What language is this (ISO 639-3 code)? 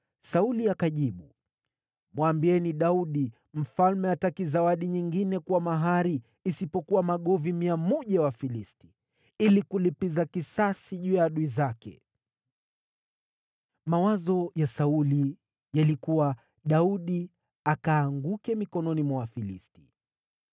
swa